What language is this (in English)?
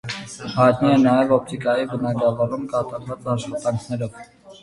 Armenian